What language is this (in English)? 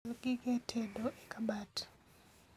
Luo (Kenya and Tanzania)